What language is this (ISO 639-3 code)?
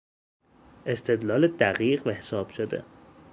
fas